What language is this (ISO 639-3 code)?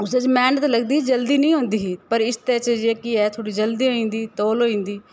doi